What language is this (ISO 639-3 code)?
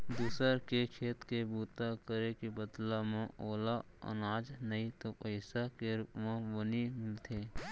hne